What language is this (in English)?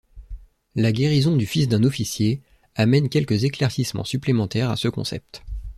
French